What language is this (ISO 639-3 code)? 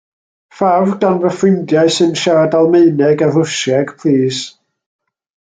cym